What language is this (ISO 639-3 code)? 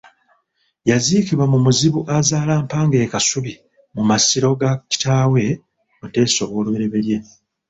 lug